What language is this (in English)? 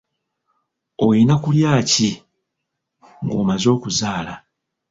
Ganda